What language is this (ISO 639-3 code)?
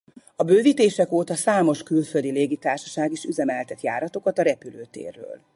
hun